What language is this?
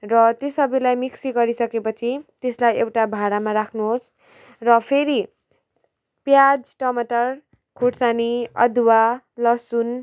Nepali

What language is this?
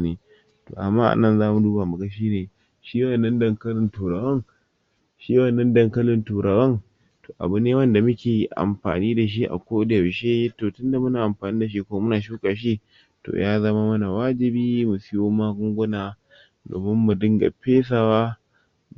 Hausa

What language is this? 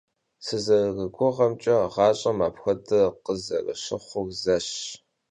Kabardian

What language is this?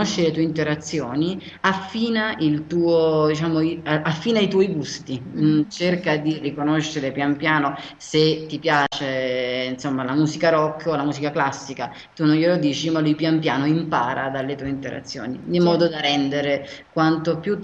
Italian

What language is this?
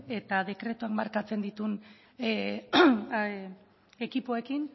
Basque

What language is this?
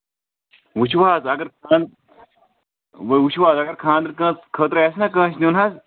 Kashmiri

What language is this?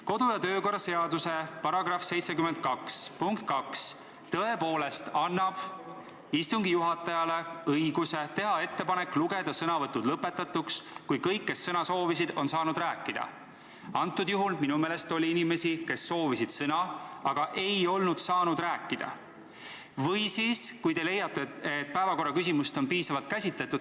Estonian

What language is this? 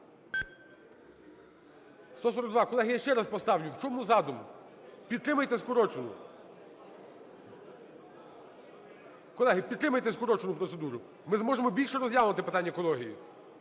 Ukrainian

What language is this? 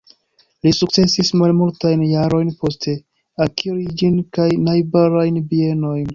Esperanto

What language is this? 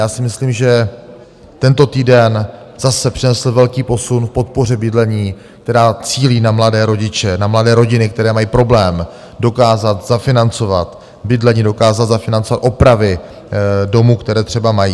Czech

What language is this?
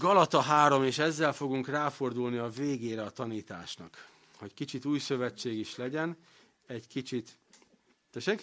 Hungarian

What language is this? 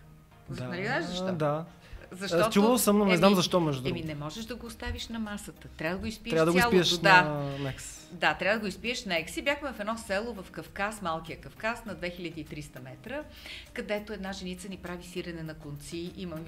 Bulgarian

